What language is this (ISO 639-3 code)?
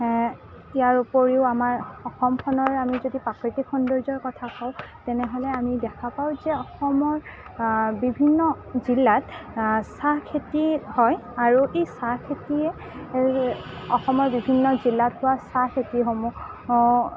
asm